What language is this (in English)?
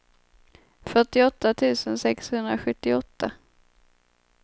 Swedish